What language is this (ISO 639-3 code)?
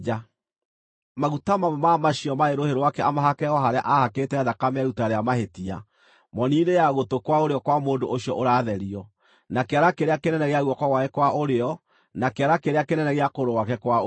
kik